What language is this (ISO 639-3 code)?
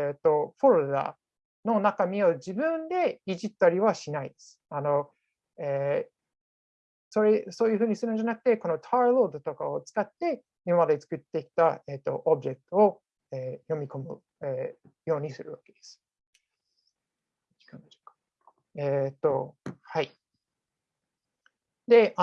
jpn